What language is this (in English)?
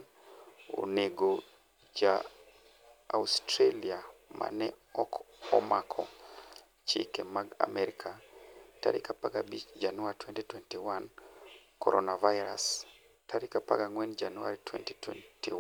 Luo (Kenya and Tanzania)